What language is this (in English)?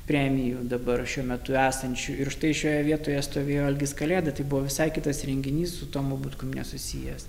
Lithuanian